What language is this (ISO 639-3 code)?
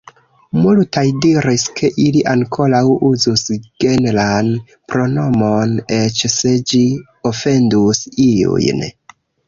epo